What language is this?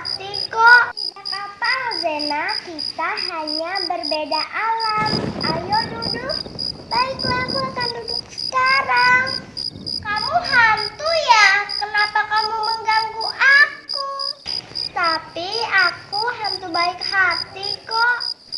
Indonesian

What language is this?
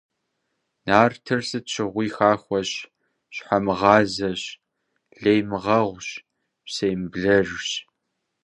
Kabardian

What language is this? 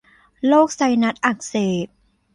Thai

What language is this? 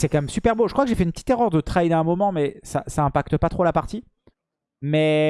French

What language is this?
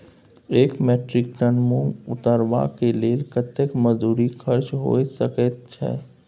Maithili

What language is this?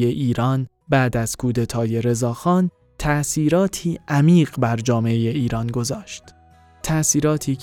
Persian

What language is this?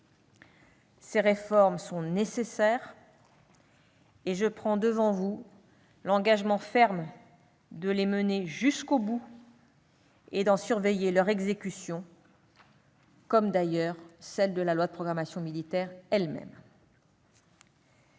French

